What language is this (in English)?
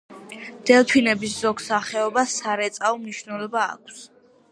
Georgian